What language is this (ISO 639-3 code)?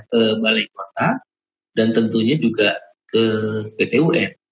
ind